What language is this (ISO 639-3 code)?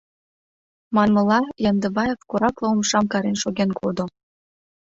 chm